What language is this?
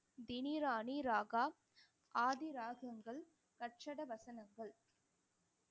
Tamil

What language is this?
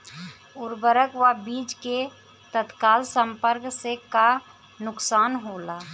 Bhojpuri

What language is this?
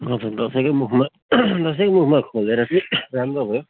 Nepali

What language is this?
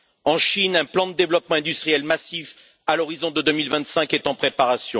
French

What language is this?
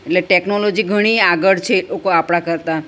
Gujarati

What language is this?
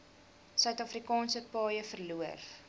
Afrikaans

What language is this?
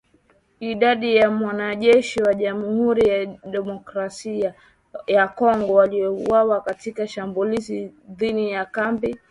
Swahili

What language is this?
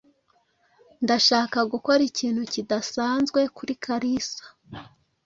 Kinyarwanda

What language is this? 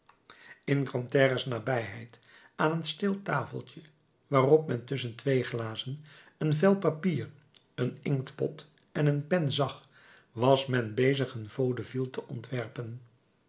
Dutch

